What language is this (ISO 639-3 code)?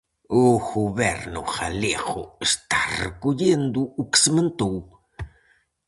glg